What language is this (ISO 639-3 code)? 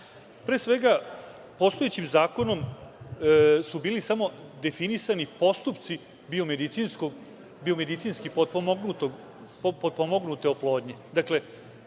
srp